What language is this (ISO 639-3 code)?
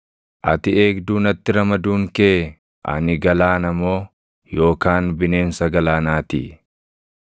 orm